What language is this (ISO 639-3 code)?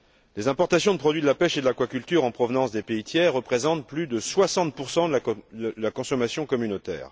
fra